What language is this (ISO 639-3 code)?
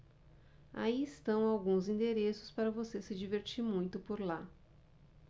por